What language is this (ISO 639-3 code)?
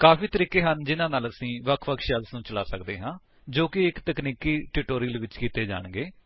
pan